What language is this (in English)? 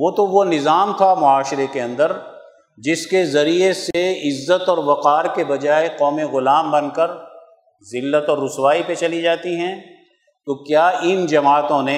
Urdu